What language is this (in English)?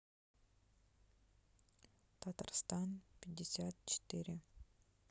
Russian